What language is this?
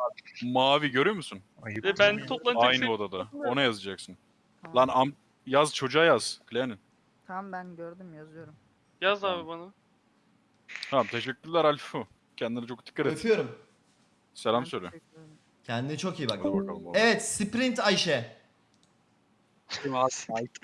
Turkish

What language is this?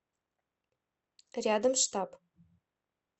Russian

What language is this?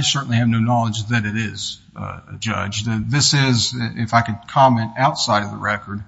English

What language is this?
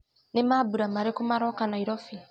Kikuyu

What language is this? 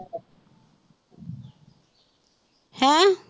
Punjabi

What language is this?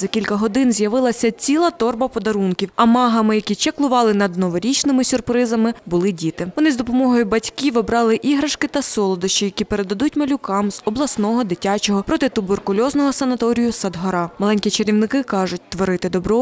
Ukrainian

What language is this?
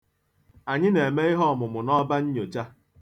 Igbo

